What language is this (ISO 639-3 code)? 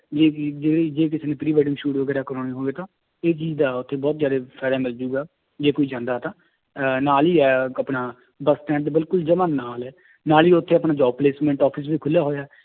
pan